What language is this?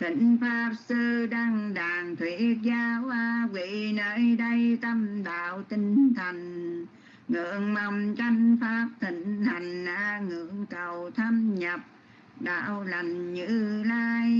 Vietnamese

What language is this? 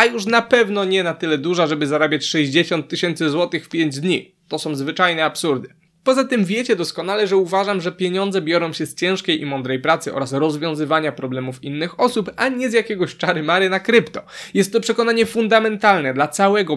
Polish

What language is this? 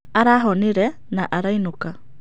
Kikuyu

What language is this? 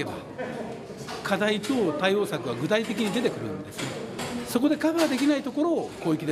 Japanese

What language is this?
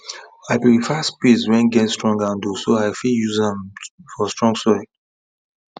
Nigerian Pidgin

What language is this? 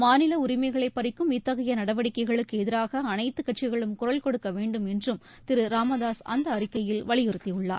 Tamil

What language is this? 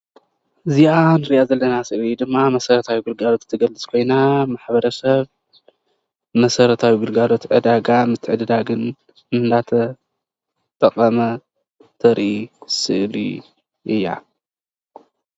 Tigrinya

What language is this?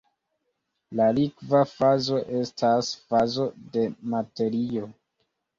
Esperanto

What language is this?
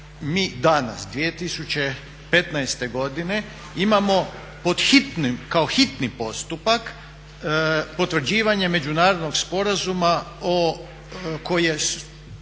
Croatian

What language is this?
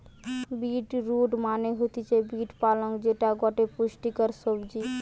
Bangla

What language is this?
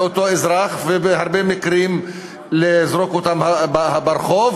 Hebrew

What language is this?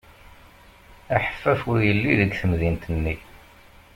Kabyle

